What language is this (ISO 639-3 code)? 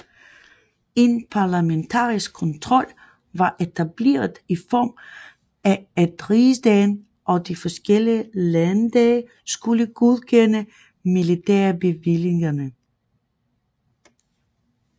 dan